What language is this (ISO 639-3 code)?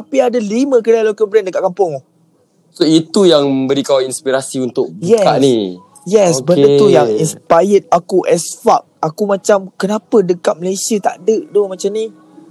msa